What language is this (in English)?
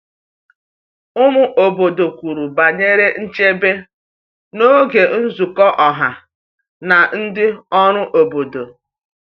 Igbo